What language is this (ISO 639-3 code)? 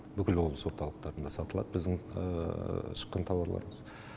kaz